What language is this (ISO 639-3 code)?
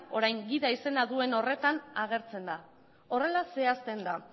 eus